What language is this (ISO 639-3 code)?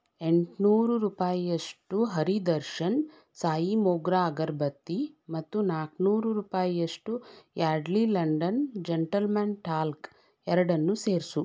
kan